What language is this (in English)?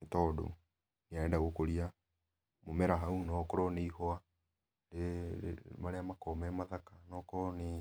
Kikuyu